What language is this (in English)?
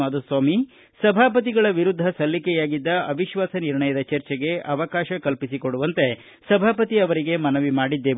Kannada